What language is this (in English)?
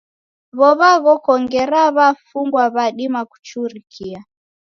Taita